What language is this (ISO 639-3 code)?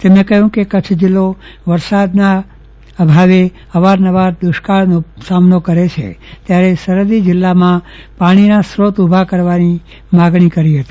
guj